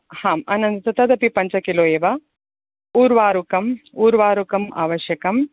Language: Sanskrit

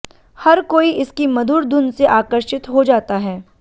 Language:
Hindi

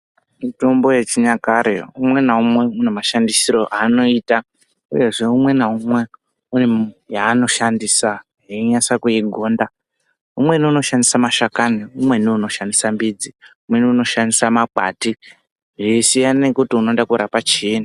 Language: Ndau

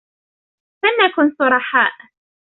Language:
Arabic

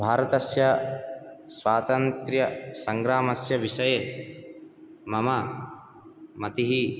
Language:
Sanskrit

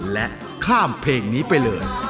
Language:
Thai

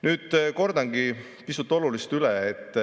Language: Estonian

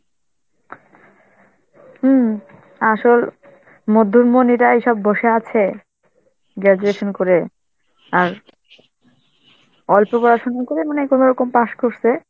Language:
Bangla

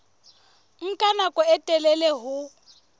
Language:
Southern Sotho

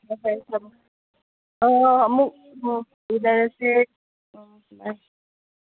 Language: Manipuri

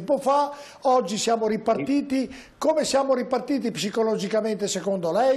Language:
Italian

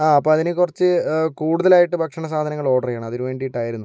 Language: Malayalam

